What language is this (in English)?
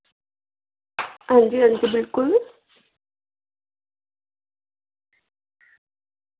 Dogri